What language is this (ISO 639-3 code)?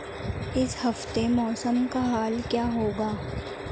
urd